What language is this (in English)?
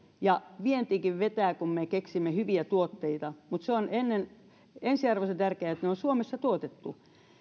Finnish